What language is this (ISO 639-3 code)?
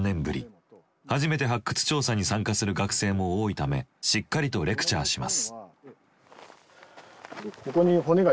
jpn